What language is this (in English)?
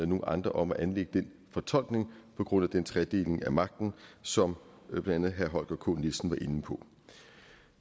Danish